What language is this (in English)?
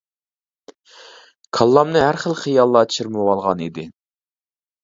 Uyghur